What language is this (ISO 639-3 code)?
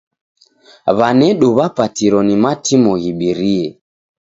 dav